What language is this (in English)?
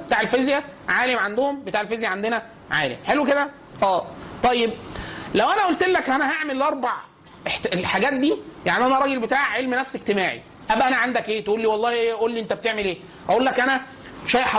Arabic